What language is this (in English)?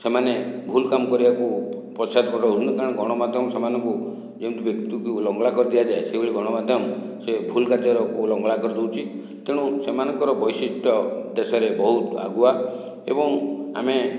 Odia